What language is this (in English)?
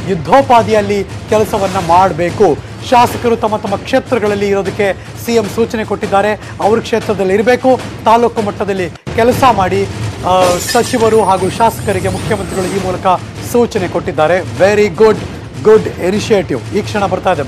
Kannada